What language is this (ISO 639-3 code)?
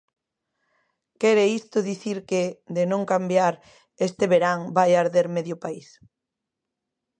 glg